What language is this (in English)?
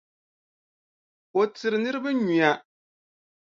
Dagbani